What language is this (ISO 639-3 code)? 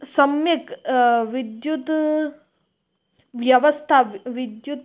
san